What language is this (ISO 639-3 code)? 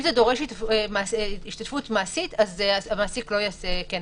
heb